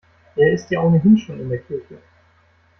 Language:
German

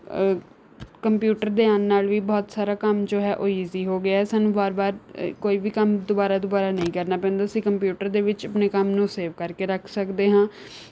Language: Punjabi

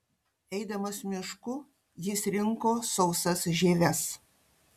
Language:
Lithuanian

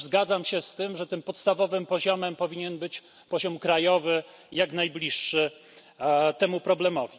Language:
Polish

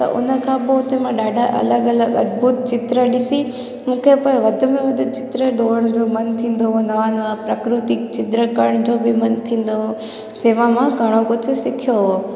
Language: Sindhi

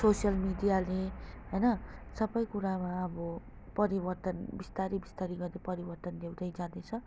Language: Nepali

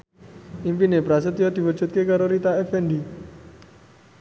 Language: Javanese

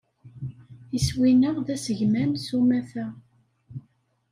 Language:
Kabyle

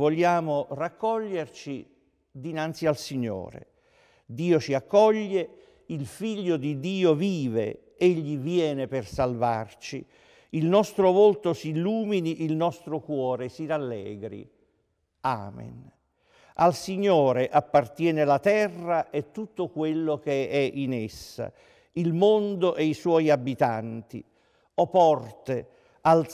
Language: Italian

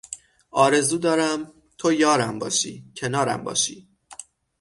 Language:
Persian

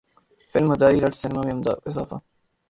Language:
Urdu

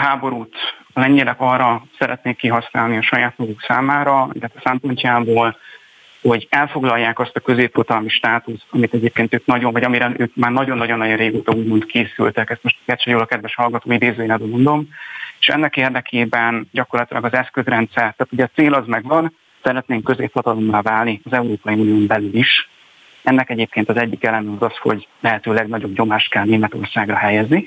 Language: Hungarian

